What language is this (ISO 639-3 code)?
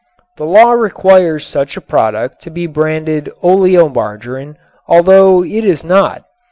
eng